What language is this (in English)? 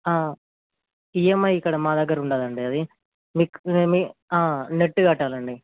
Telugu